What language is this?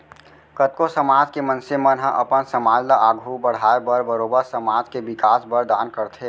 Chhattisgarhi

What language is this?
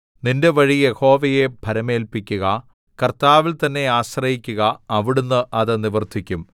Malayalam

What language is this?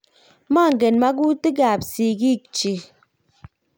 Kalenjin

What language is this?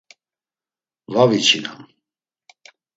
Laz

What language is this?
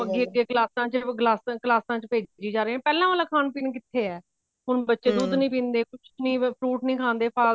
Punjabi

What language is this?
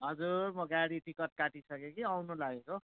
Nepali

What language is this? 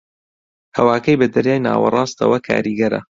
Central Kurdish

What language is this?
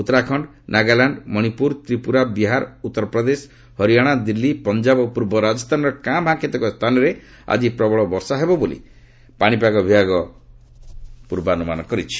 Odia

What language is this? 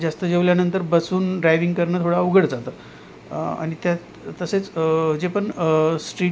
Marathi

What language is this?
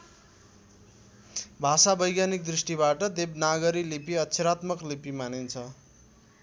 Nepali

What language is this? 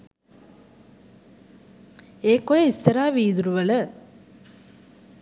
Sinhala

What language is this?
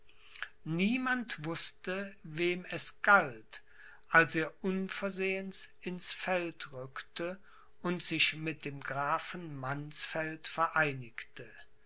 German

